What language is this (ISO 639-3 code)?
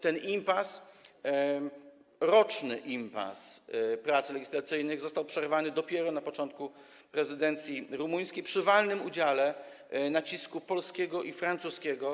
pol